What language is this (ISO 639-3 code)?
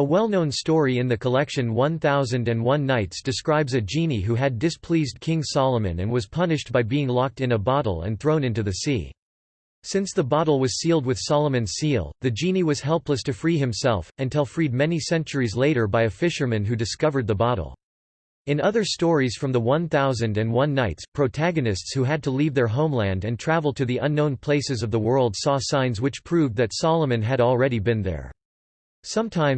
eng